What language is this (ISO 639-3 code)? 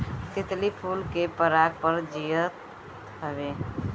bho